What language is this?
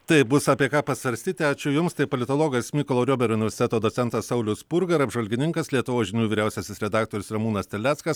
Lithuanian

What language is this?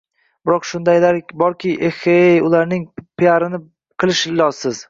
Uzbek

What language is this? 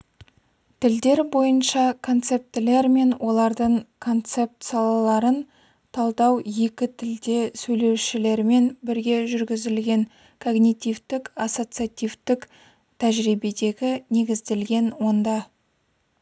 Kazakh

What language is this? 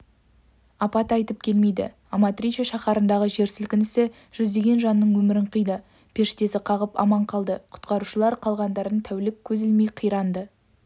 Kazakh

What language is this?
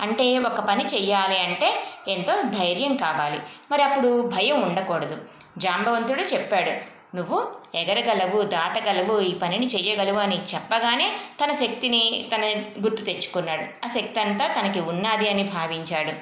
Telugu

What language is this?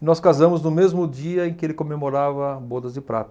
Portuguese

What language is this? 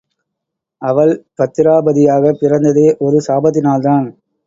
Tamil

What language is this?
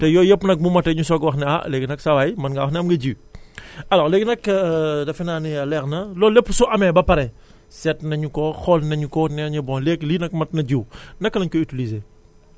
Wolof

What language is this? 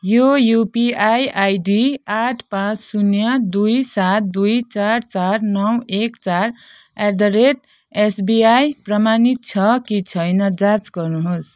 Nepali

